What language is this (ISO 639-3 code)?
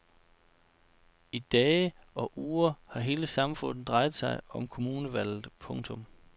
dan